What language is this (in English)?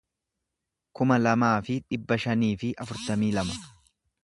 Oromo